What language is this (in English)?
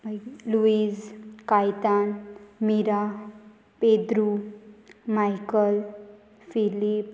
Konkani